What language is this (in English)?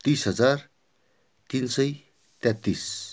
Nepali